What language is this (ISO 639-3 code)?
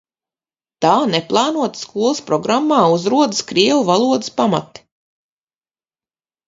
lav